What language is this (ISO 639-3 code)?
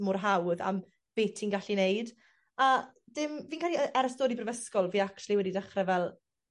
cym